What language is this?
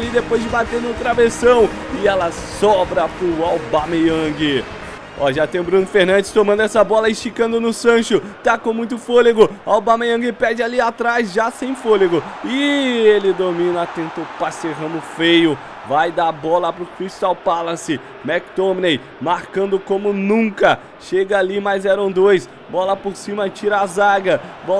Portuguese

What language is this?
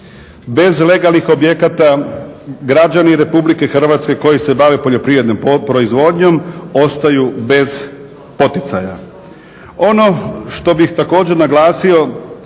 Croatian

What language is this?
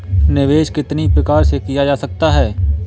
Hindi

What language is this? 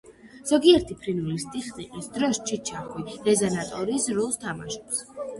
Georgian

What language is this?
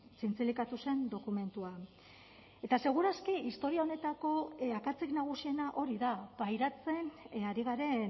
Basque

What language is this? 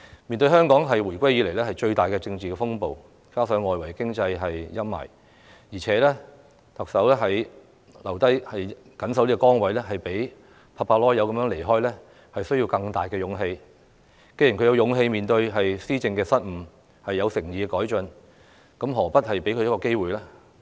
Cantonese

